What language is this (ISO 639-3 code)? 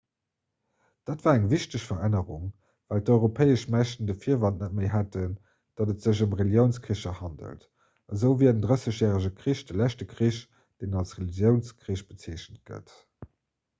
ltz